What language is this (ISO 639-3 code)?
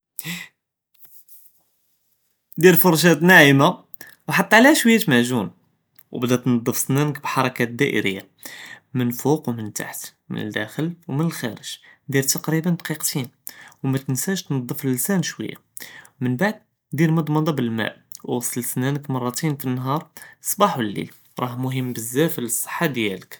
jrb